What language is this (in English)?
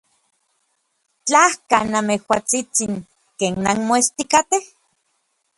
Orizaba Nahuatl